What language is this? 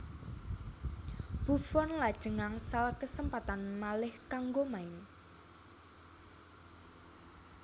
Javanese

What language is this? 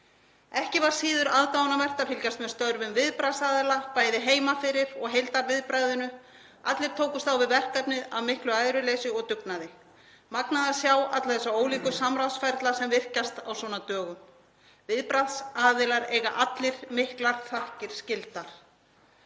Icelandic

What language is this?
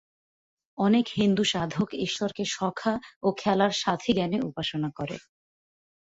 Bangla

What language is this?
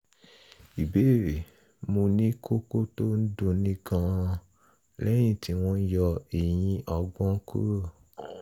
Yoruba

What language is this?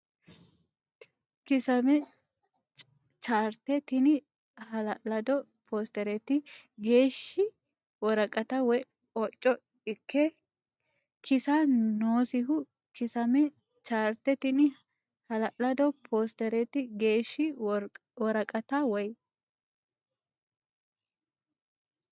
Sidamo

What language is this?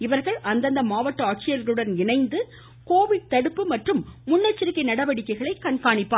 Tamil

